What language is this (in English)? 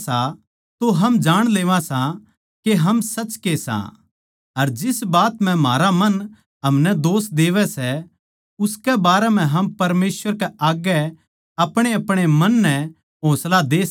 Haryanvi